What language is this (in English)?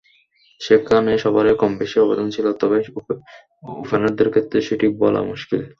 Bangla